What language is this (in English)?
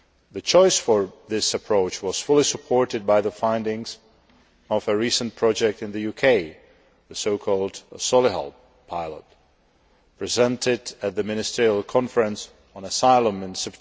English